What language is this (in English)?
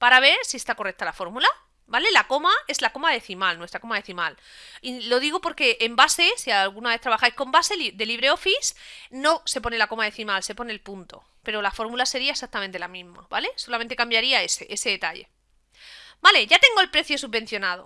Spanish